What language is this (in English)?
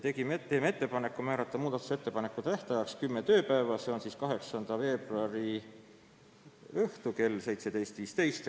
Estonian